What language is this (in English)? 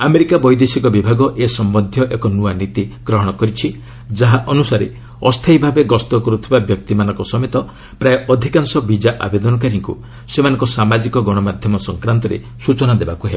Odia